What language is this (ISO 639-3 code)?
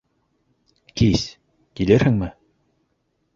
bak